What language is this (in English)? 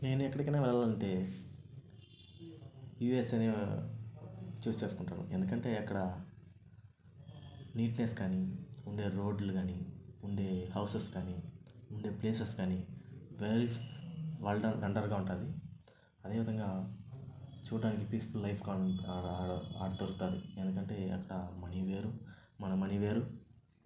Telugu